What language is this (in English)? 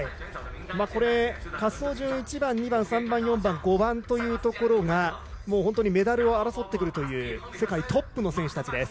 Japanese